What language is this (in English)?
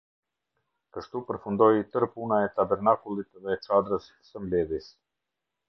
Albanian